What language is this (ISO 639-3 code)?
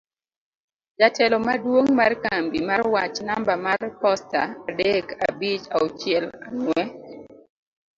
luo